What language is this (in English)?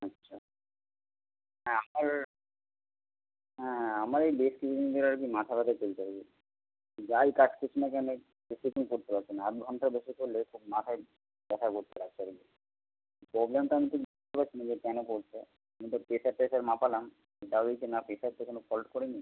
Bangla